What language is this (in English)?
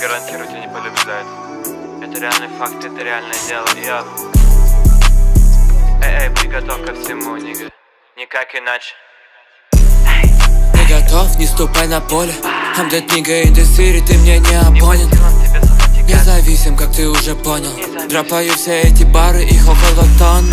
Russian